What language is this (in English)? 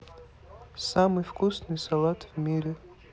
Russian